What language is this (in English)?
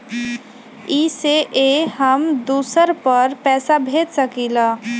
Magahi